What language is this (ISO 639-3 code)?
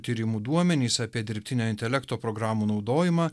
lit